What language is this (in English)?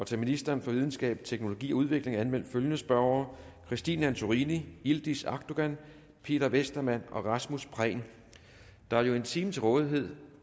Danish